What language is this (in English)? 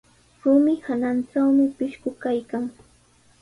Sihuas Ancash Quechua